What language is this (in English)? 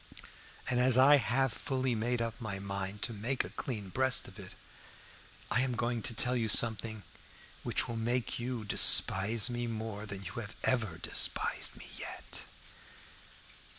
English